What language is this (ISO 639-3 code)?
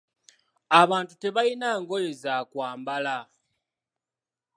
lug